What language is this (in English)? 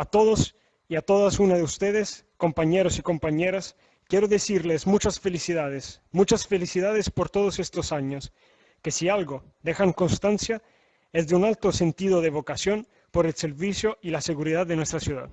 Spanish